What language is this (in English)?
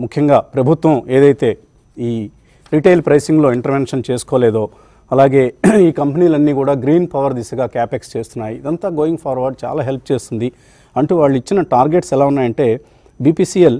Telugu